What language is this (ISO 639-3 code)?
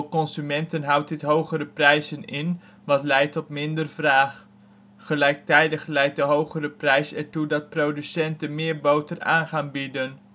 nld